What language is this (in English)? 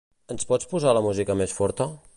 Catalan